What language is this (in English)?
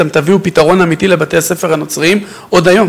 Hebrew